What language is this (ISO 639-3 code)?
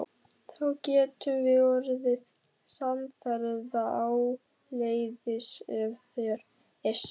isl